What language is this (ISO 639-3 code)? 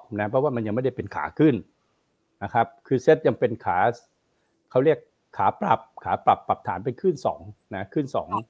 tha